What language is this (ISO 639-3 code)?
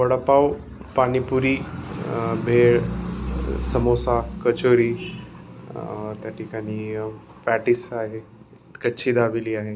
mar